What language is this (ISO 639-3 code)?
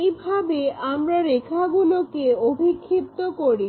ben